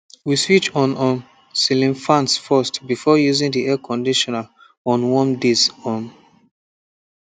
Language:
Nigerian Pidgin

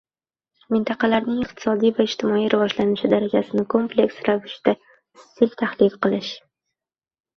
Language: Uzbek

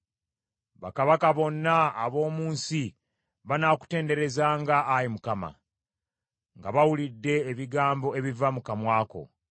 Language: Ganda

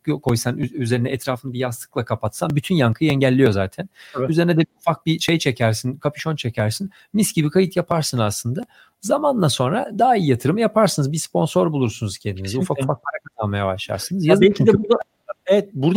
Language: Turkish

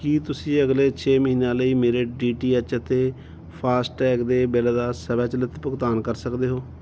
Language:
Punjabi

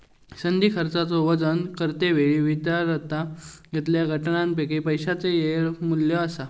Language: Marathi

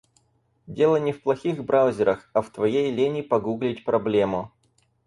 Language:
Russian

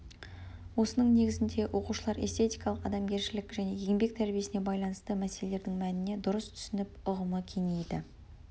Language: Kazakh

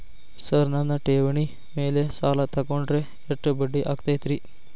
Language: Kannada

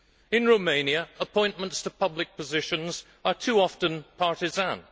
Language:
English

